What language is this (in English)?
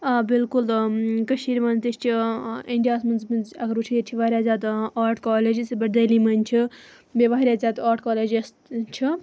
Kashmiri